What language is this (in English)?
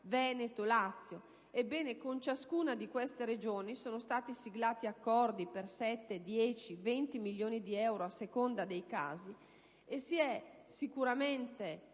Italian